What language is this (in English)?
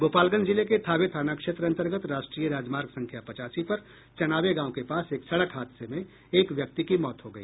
Hindi